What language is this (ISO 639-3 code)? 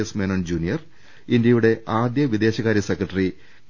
mal